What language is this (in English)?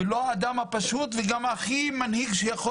Hebrew